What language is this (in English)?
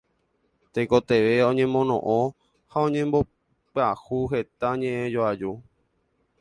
Guarani